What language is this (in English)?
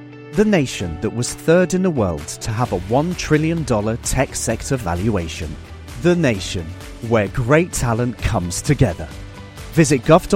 Persian